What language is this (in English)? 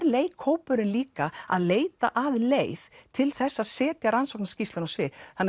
Icelandic